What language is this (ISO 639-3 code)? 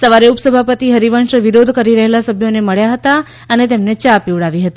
guj